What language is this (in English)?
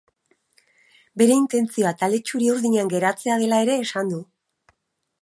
Basque